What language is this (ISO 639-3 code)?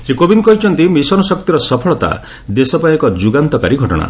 ori